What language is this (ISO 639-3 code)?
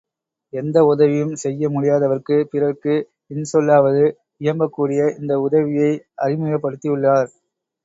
tam